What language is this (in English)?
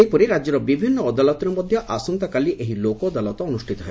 Odia